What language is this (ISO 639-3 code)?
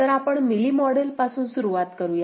mar